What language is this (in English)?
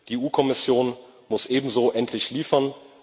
German